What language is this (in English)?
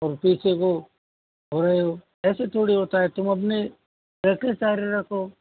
Hindi